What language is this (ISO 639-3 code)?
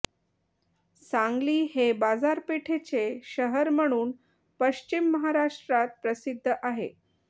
mar